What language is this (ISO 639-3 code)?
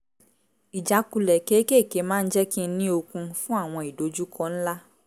yor